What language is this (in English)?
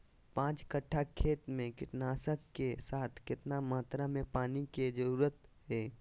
Magahi